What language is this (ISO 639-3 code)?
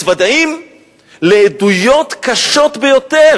heb